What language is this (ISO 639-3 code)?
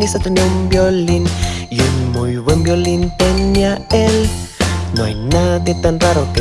spa